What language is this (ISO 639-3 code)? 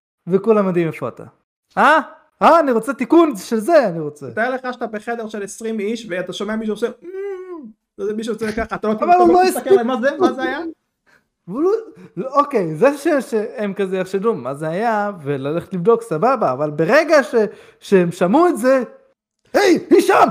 heb